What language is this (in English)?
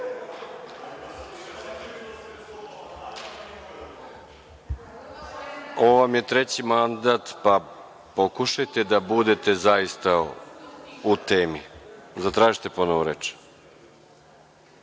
Serbian